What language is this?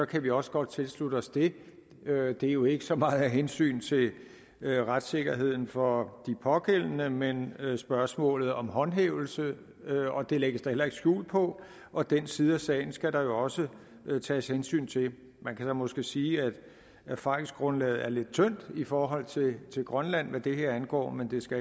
Danish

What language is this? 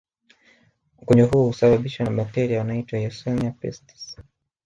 Swahili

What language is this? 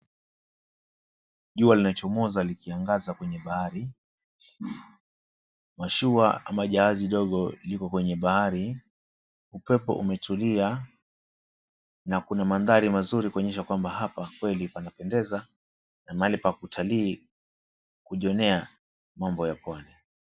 Swahili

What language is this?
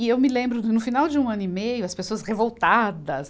Portuguese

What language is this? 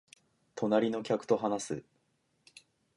Japanese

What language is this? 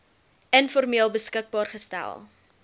Afrikaans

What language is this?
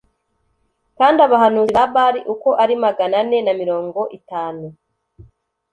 Kinyarwanda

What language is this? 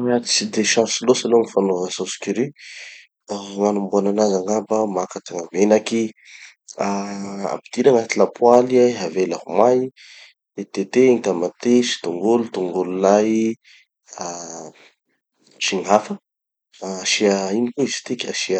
Tanosy Malagasy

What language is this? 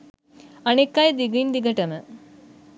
Sinhala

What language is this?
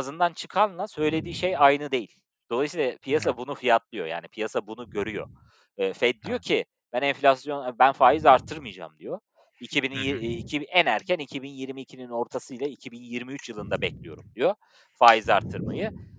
Turkish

